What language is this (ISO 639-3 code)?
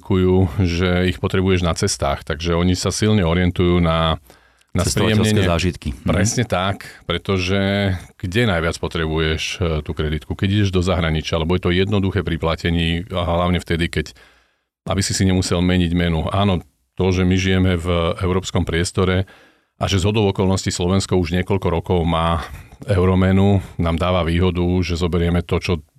slk